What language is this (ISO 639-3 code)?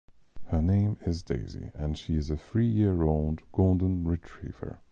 eng